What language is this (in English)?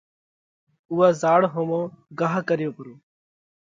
Parkari Koli